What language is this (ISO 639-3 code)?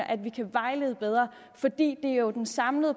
dan